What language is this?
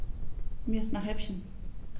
German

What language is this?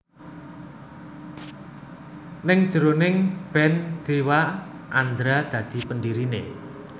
Javanese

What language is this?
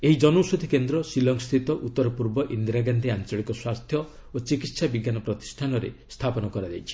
Odia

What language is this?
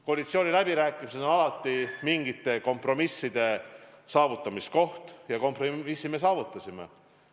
Estonian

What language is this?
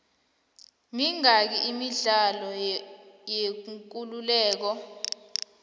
South Ndebele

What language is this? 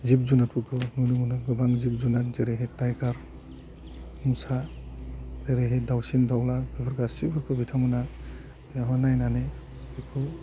Bodo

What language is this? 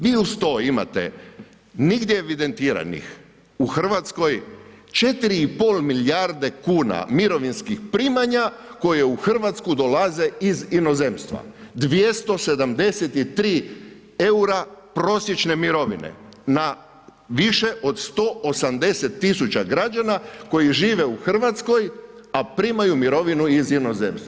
Croatian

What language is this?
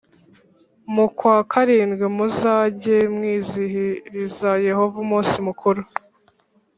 Kinyarwanda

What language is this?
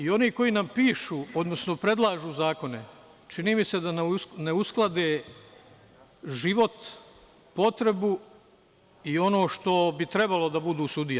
Serbian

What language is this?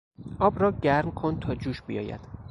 Persian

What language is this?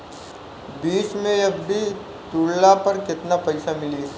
Bhojpuri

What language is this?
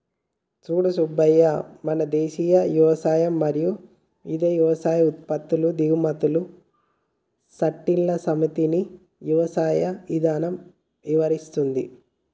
Telugu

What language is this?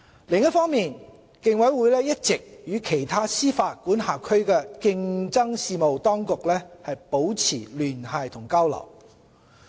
Cantonese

